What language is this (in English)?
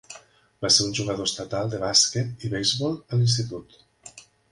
Catalan